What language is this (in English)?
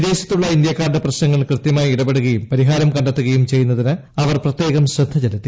Malayalam